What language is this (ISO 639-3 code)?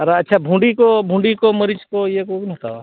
sat